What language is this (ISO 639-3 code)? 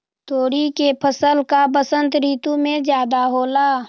mag